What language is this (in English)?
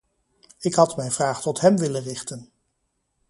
Dutch